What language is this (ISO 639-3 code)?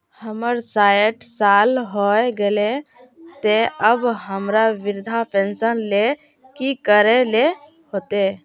mag